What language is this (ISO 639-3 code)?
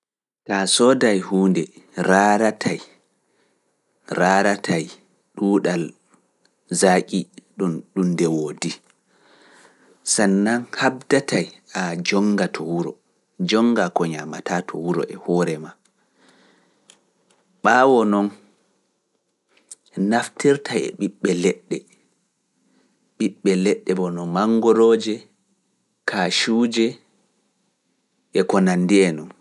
ful